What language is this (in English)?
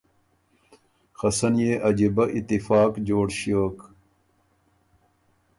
Ormuri